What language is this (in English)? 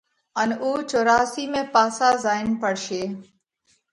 Parkari Koli